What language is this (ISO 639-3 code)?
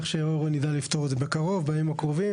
heb